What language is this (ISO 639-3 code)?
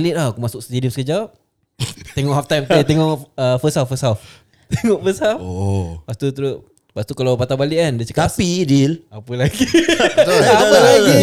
msa